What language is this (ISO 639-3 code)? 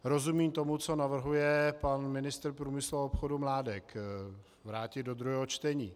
ces